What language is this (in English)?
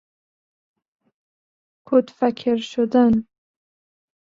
Persian